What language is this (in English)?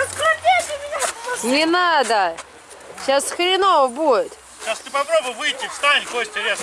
Russian